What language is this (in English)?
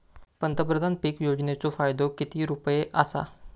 Marathi